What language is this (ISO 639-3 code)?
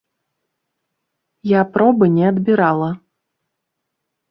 bel